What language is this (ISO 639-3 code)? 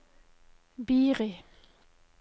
nor